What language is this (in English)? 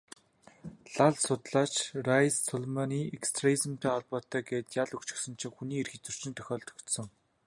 Mongolian